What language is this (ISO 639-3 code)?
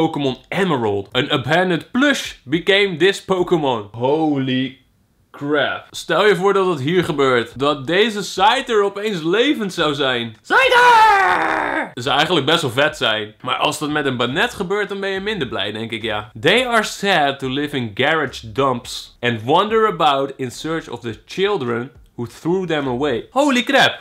nld